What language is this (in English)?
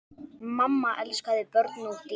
Icelandic